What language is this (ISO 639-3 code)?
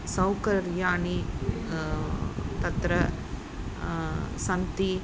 san